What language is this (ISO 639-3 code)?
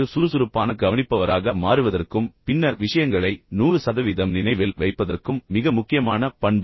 tam